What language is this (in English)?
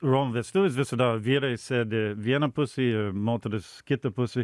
Lithuanian